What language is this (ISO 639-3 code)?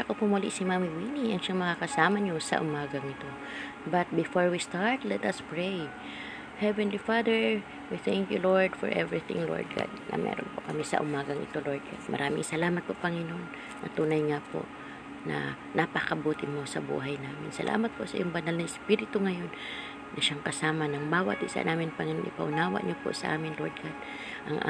fil